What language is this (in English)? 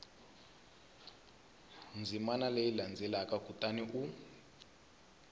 Tsonga